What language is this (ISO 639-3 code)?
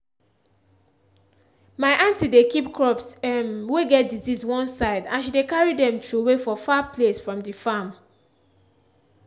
pcm